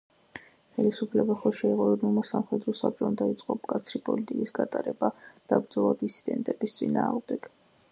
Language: Georgian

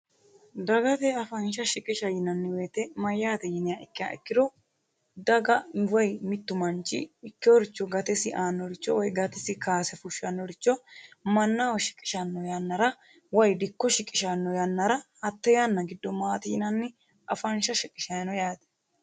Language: Sidamo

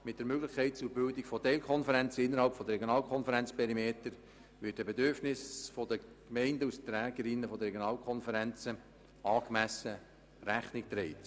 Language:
Swiss German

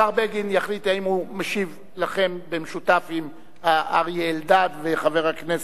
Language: Hebrew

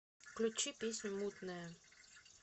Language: Russian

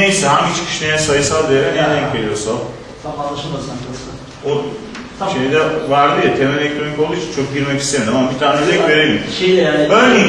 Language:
Turkish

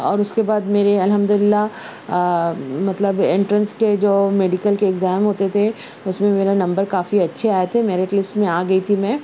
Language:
Urdu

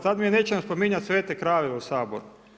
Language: Croatian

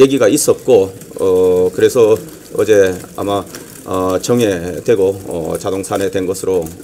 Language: Korean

